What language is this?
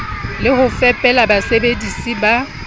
Southern Sotho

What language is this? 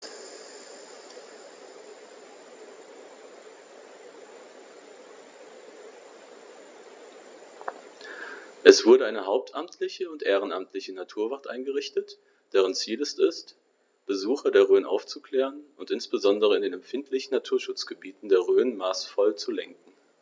German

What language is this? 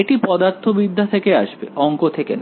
Bangla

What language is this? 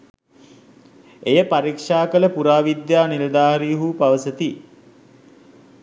Sinhala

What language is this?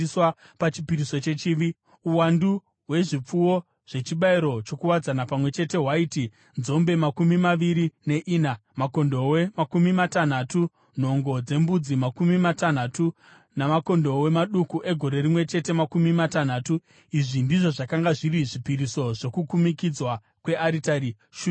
Shona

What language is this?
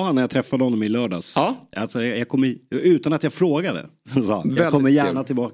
Swedish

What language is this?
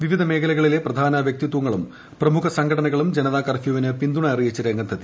Malayalam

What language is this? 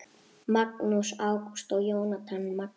Icelandic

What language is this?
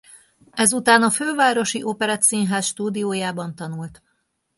Hungarian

